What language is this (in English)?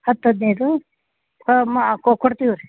Kannada